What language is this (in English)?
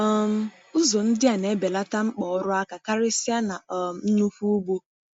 Igbo